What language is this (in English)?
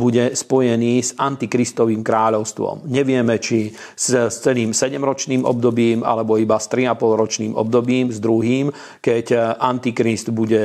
Slovak